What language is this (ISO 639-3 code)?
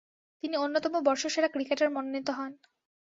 ben